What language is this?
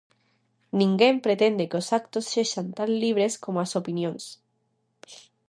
Galician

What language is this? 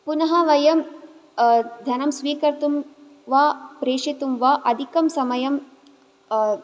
Sanskrit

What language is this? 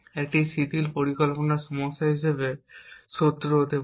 Bangla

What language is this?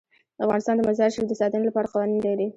Pashto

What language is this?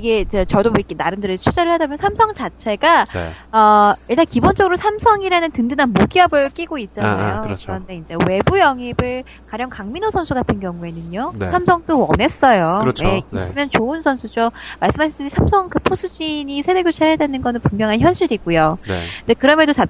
Korean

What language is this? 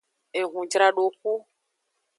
Aja (Benin)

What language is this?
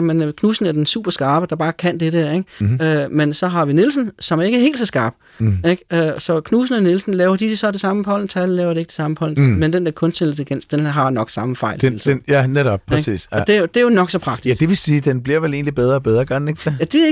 Danish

